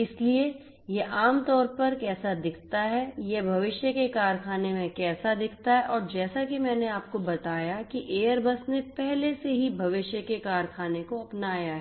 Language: Hindi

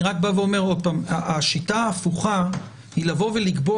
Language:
Hebrew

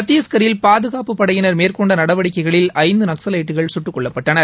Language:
Tamil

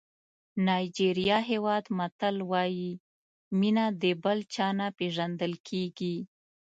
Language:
Pashto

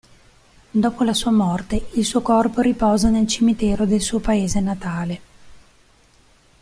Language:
Italian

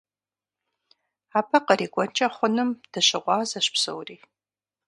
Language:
Kabardian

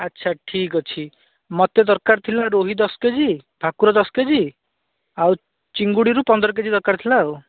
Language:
Odia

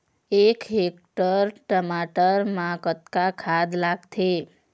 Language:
Chhattisgarhi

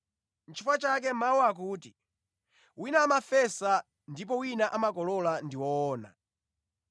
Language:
Nyanja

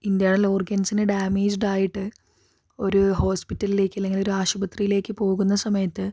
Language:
Malayalam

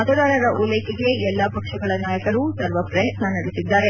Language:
Kannada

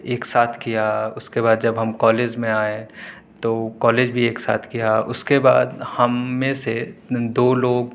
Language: Urdu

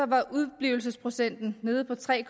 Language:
Danish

